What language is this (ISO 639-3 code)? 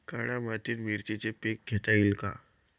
mar